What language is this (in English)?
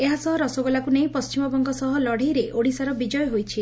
Odia